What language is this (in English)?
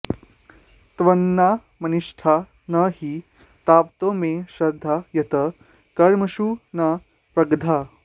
Sanskrit